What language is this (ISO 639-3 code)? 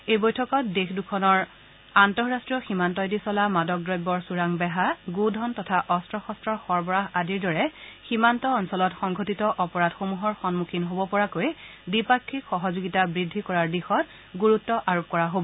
asm